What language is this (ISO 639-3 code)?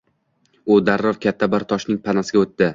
uzb